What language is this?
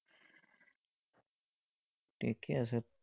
Assamese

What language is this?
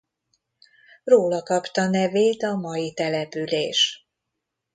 Hungarian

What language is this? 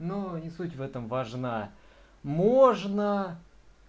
Russian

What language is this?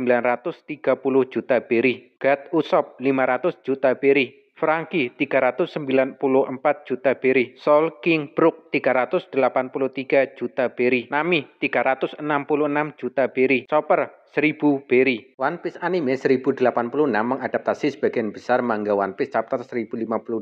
Indonesian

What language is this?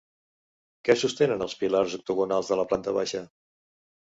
Catalan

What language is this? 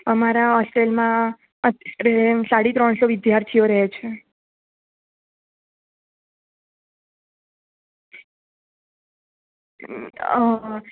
Gujarati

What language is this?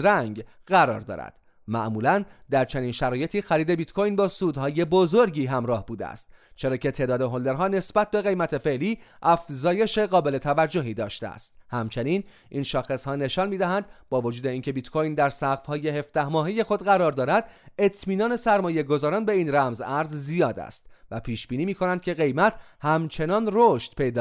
Persian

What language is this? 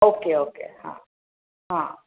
Marathi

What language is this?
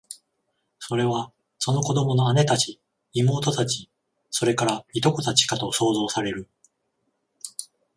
Japanese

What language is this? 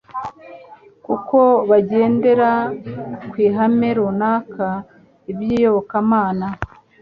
Kinyarwanda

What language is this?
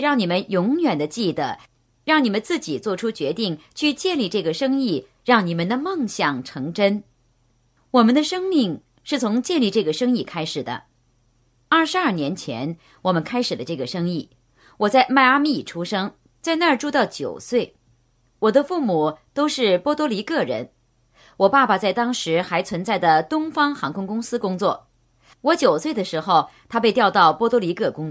Chinese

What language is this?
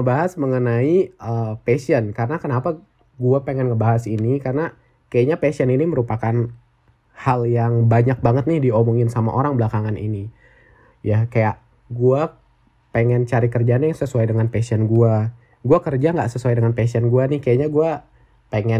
Indonesian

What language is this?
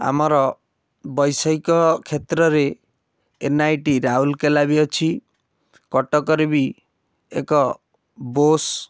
Odia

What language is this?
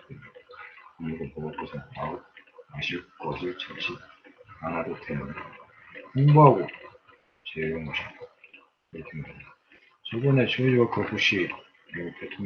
Korean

